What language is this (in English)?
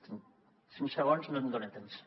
Catalan